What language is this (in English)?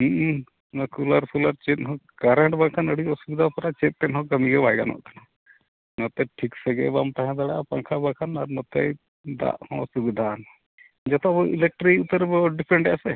Santali